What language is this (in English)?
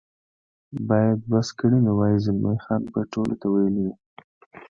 Pashto